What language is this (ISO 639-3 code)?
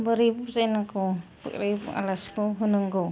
brx